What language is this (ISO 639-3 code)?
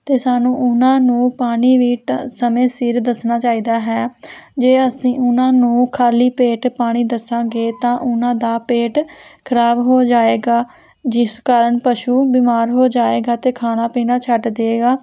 pan